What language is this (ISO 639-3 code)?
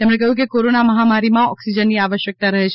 guj